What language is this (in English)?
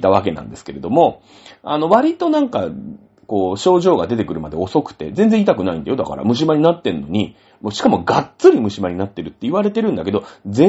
Japanese